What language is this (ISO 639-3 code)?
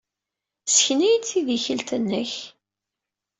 kab